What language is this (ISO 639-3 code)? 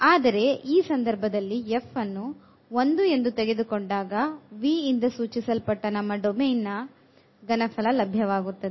kan